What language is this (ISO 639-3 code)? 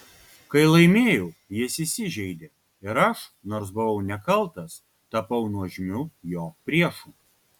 lit